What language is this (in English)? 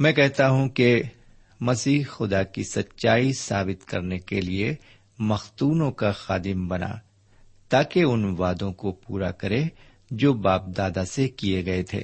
Urdu